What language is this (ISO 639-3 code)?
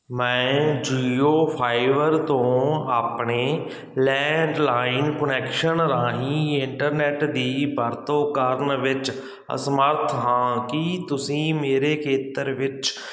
pan